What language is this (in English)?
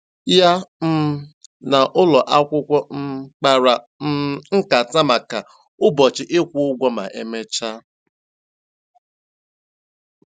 Igbo